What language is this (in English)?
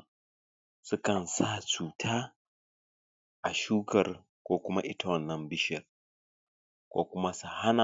Hausa